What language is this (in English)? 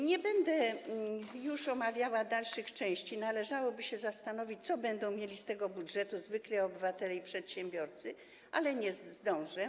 Polish